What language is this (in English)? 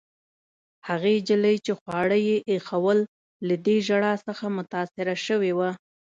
Pashto